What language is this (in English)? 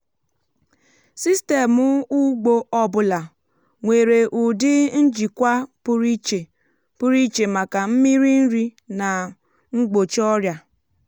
Igbo